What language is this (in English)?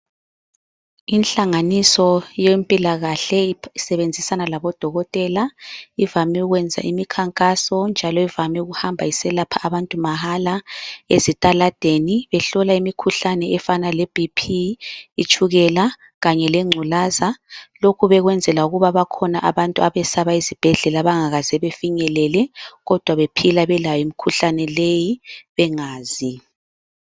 North Ndebele